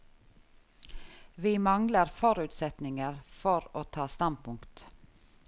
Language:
Norwegian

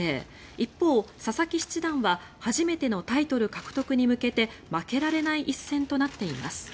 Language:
Japanese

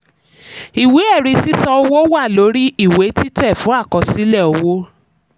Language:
Yoruba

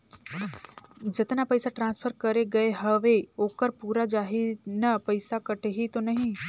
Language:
Chhattisgarhi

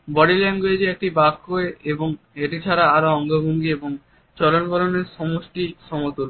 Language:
Bangla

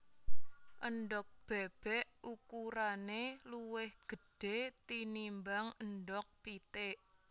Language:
Javanese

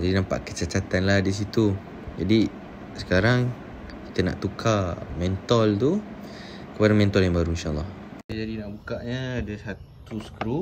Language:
Malay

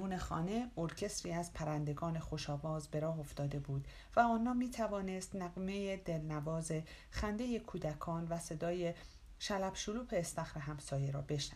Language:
Persian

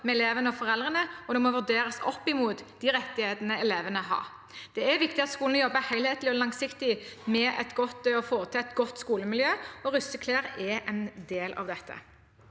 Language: Norwegian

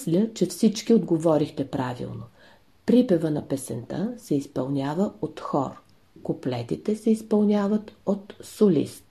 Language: Bulgarian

